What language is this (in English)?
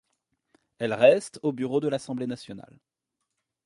French